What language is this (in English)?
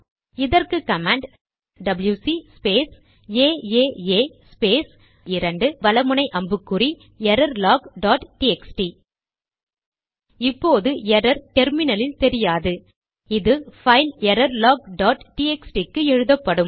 Tamil